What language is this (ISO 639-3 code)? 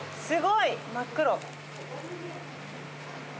jpn